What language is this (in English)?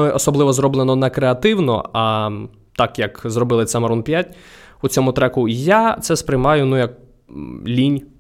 Ukrainian